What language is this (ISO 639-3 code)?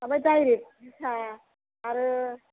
brx